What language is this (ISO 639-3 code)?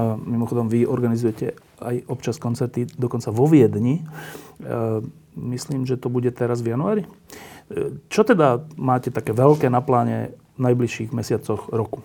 slk